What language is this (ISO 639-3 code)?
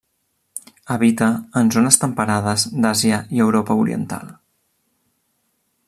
cat